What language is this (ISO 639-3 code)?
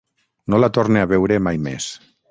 cat